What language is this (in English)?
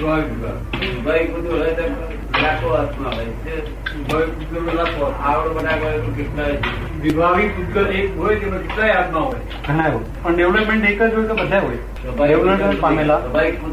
Gujarati